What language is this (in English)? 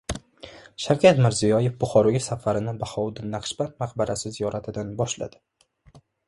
Uzbek